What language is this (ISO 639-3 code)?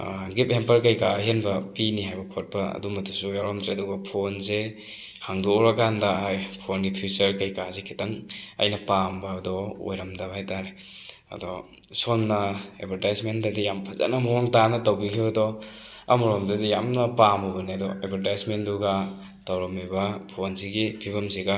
mni